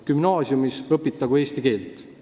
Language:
Estonian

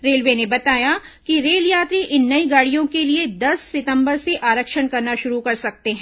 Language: Hindi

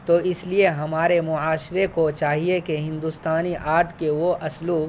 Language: Urdu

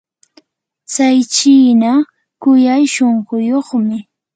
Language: Yanahuanca Pasco Quechua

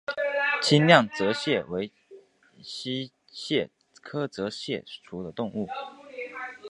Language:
Chinese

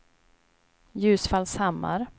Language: Swedish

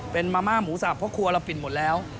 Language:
Thai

